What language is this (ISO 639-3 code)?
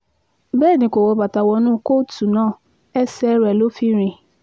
yor